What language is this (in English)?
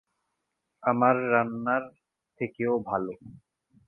Bangla